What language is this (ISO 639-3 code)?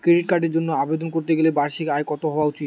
ben